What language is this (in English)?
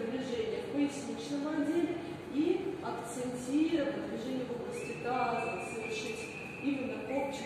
Russian